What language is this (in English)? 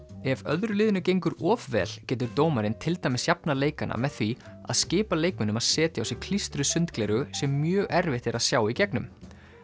Icelandic